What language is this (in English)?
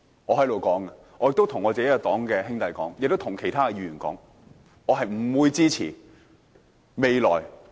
Cantonese